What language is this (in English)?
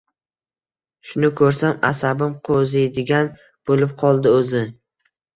Uzbek